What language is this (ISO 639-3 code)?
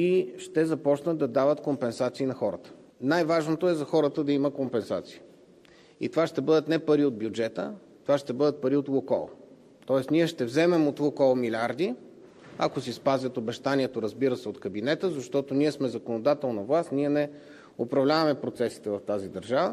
bul